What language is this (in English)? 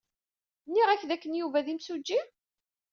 Kabyle